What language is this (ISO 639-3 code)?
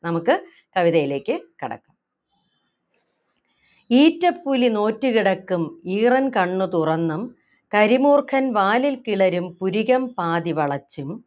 mal